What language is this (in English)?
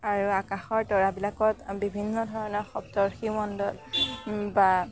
Assamese